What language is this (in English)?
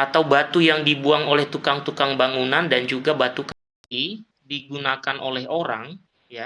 Indonesian